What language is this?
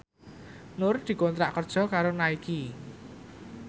Javanese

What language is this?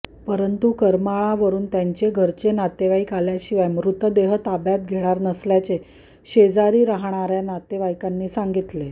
Marathi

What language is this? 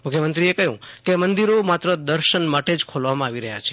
Gujarati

